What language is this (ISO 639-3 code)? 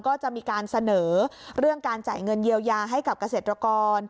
tha